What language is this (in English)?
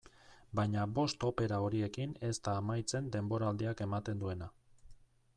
Basque